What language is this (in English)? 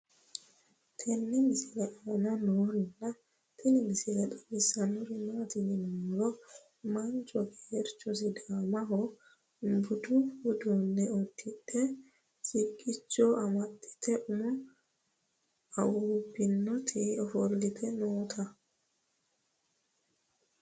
Sidamo